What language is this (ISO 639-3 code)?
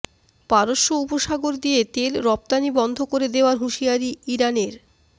ben